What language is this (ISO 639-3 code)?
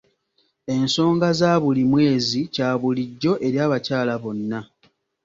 lug